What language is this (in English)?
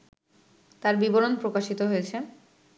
Bangla